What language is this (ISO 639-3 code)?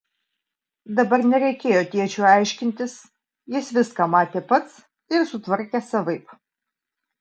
lit